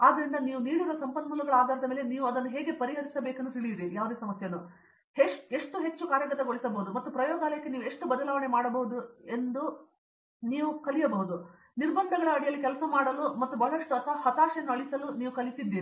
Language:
Kannada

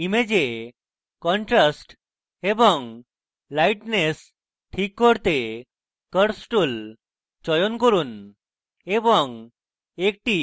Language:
Bangla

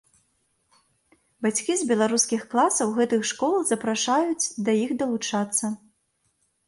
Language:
Belarusian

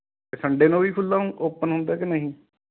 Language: Punjabi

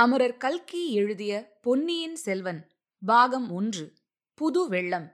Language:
Tamil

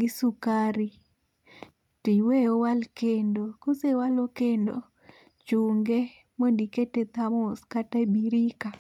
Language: Luo (Kenya and Tanzania)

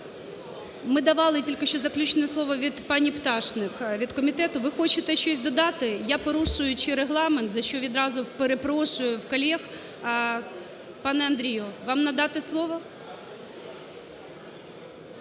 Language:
Ukrainian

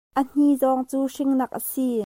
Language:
Hakha Chin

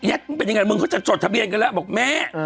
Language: Thai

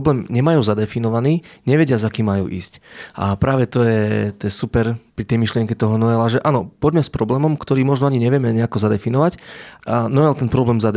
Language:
Slovak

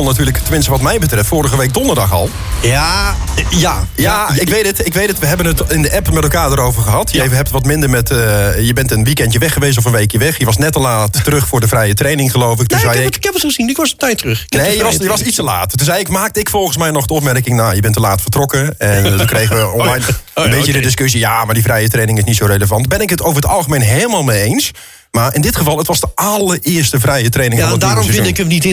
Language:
Dutch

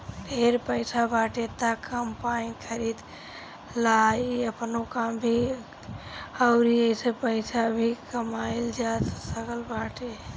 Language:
Bhojpuri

